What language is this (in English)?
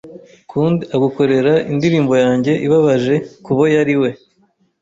Kinyarwanda